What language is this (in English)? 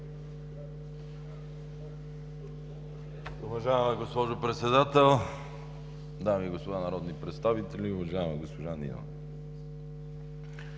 Bulgarian